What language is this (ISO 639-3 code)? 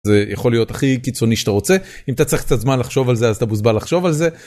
heb